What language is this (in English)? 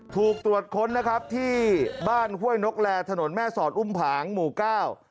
Thai